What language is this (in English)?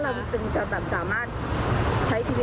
Thai